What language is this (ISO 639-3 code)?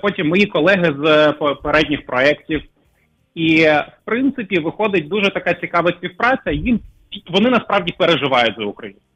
ukr